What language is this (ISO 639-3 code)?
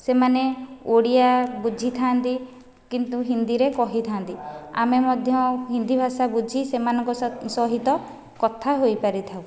ori